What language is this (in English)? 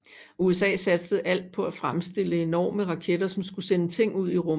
Danish